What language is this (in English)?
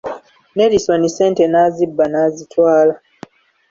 Ganda